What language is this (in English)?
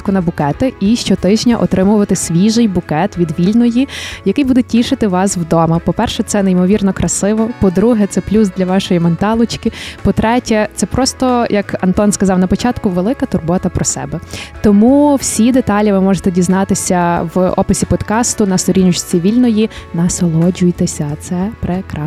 Ukrainian